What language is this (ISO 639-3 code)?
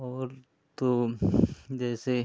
hin